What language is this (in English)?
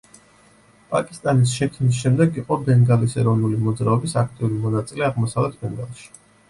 Georgian